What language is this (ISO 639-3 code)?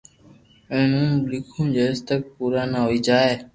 lrk